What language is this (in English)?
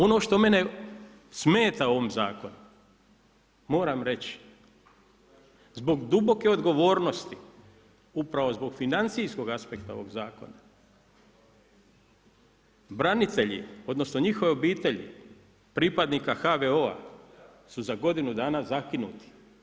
Croatian